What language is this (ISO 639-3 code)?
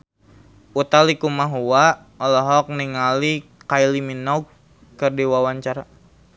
sun